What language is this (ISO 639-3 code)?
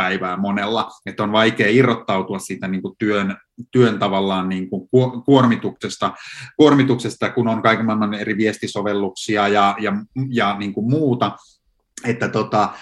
fin